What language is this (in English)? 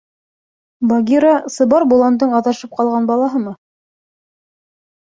Bashkir